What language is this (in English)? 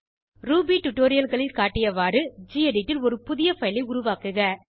Tamil